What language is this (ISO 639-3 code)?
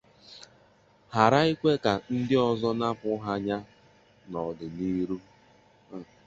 ibo